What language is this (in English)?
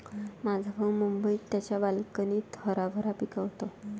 Marathi